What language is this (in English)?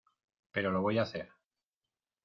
Spanish